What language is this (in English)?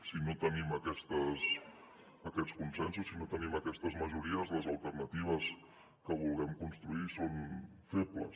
Catalan